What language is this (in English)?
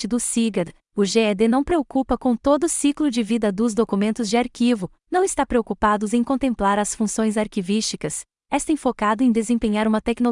Portuguese